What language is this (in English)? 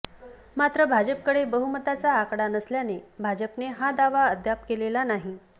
Marathi